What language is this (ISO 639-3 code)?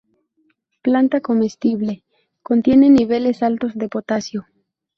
spa